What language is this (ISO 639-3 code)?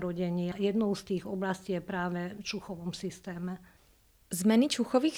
slk